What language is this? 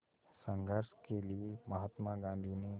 Hindi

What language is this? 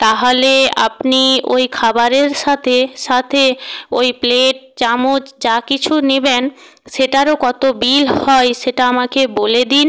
Bangla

